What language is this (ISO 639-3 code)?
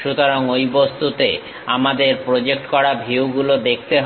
ben